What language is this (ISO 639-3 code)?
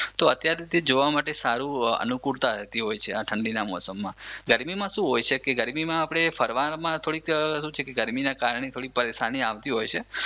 guj